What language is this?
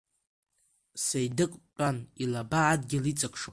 Abkhazian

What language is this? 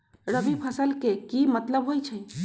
Magahi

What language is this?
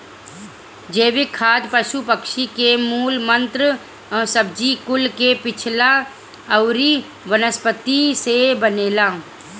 Bhojpuri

